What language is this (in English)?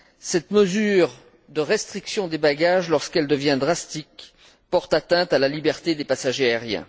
French